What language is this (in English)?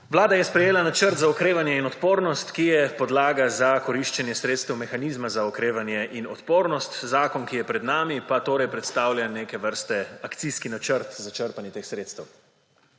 Slovenian